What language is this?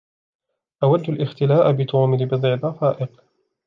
Arabic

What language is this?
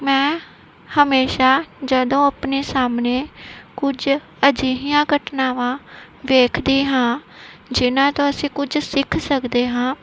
Punjabi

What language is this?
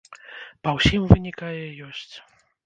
Belarusian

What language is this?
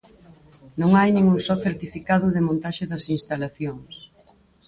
Galician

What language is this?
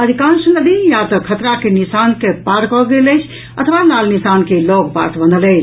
Maithili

